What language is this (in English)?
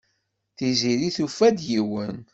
Kabyle